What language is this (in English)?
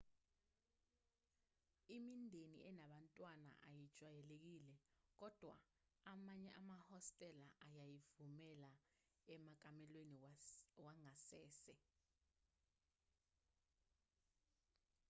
Zulu